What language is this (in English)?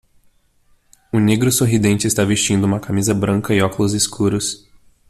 Portuguese